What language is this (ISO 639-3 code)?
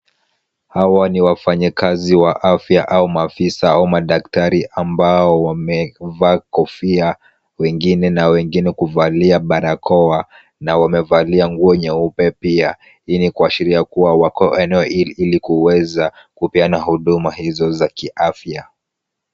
swa